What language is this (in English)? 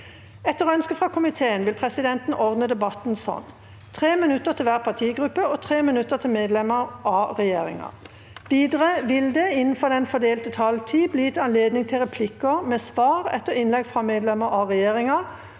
Norwegian